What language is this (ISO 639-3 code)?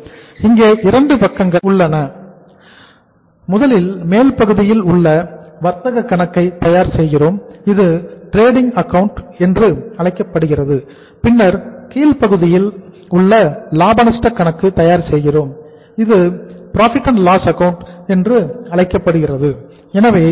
tam